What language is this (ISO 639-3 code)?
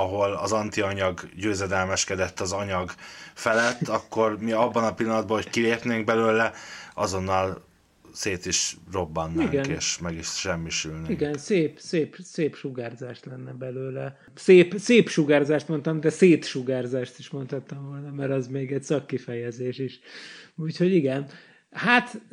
hun